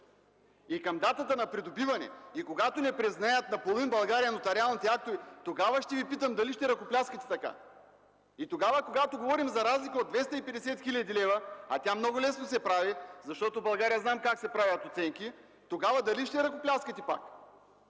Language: Bulgarian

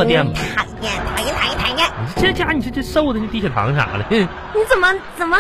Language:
Chinese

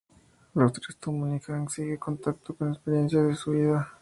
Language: Spanish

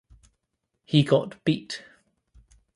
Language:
English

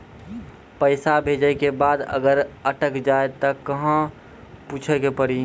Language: Maithili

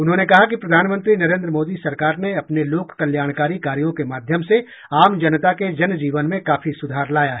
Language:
Hindi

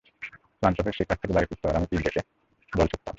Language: Bangla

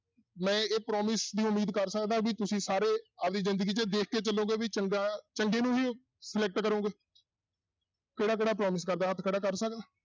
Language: Punjabi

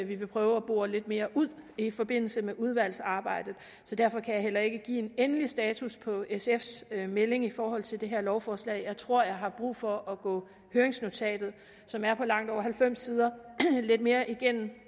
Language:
Danish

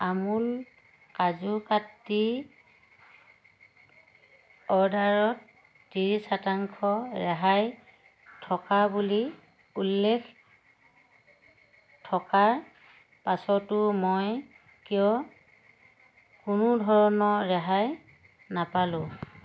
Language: Assamese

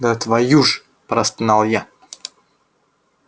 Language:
Russian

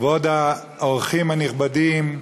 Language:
Hebrew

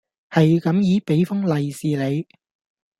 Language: Cantonese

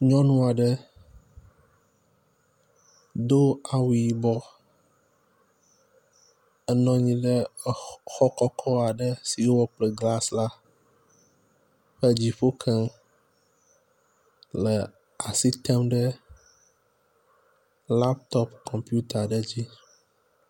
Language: Ewe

